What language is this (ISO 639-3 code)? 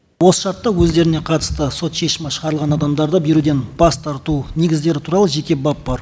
kaz